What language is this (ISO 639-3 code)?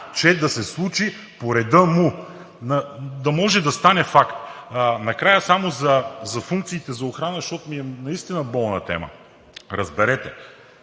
bul